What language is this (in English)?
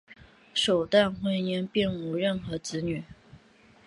Chinese